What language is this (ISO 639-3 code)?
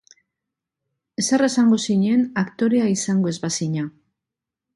eus